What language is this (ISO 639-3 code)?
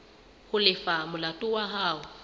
sot